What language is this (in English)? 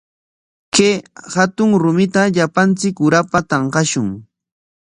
Corongo Ancash Quechua